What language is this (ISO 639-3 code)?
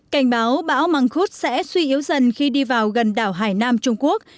vie